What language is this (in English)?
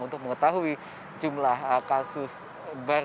Indonesian